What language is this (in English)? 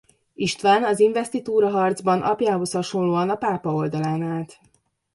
Hungarian